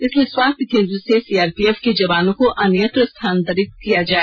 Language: Hindi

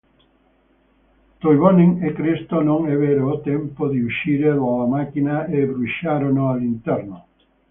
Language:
Italian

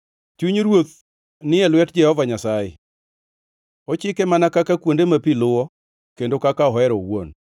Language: Luo (Kenya and Tanzania)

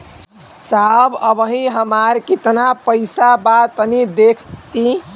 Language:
Bhojpuri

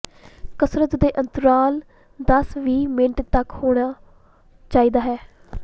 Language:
Punjabi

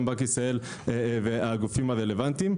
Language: Hebrew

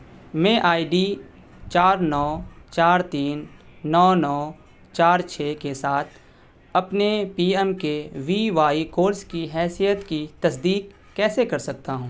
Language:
Urdu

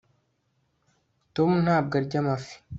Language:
Kinyarwanda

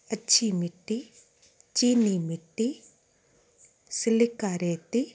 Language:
Sindhi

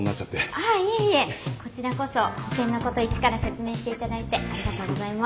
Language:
Japanese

